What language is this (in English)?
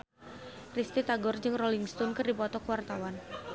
Sundanese